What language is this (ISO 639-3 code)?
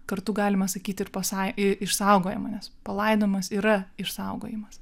lit